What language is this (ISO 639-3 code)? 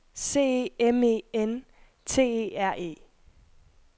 dan